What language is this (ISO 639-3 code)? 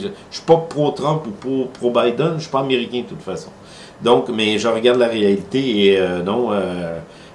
fra